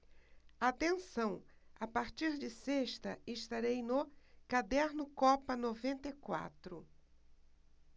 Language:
Portuguese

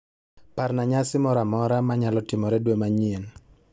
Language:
Luo (Kenya and Tanzania)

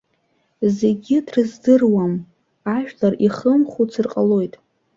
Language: Abkhazian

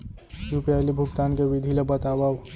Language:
Chhattisgarhi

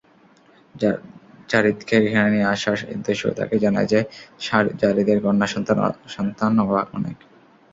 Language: Bangla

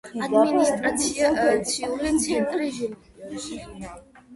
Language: Georgian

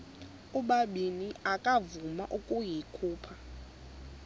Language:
Xhosa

